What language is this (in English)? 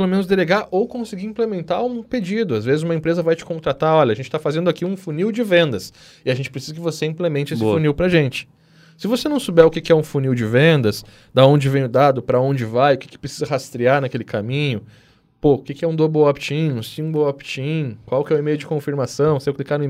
Portuguese